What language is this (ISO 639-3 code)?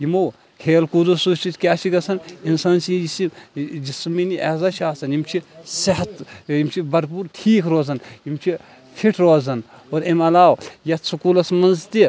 kas